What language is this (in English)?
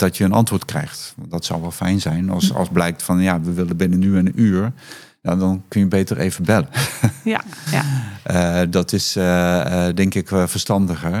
Dutch